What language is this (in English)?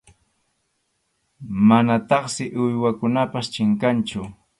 Arequipa-La Unión Quechua